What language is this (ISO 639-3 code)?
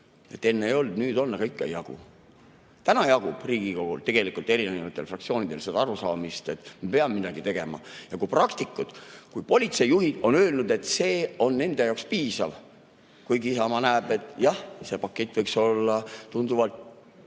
est